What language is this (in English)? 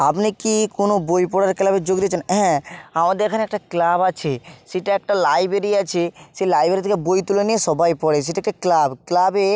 Bangla